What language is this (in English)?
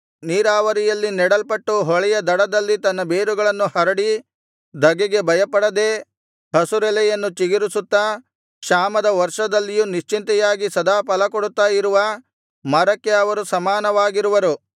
Kannada